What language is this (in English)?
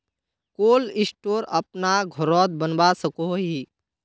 Magahi